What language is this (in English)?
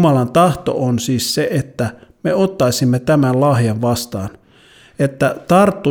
Finnish